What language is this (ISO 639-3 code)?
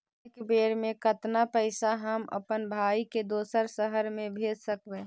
mag